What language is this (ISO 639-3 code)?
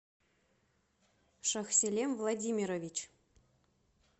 rus